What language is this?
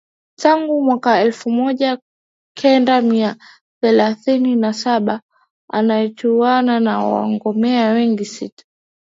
Swahili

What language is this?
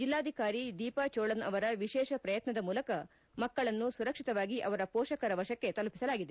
Kannada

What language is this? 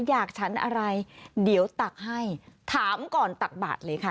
Thai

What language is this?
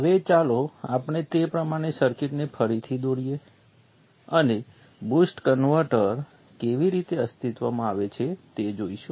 Gujarati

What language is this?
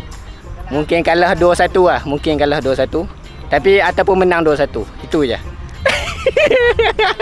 Malay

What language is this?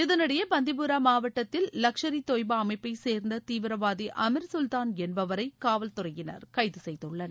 Tamil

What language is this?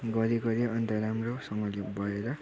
Nepali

